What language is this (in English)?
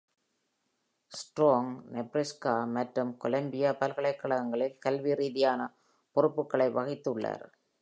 Tamil